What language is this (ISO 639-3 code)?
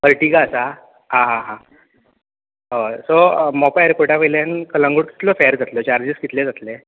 kok